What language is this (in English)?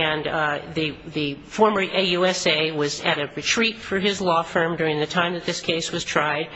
English